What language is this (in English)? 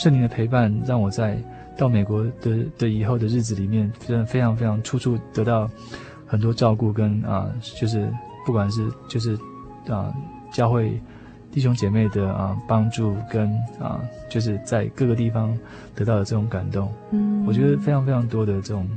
Chinese